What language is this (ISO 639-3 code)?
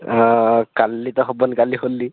ori